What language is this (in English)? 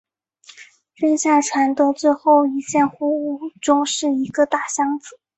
Chinese